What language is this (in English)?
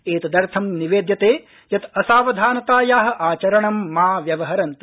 Sanskrit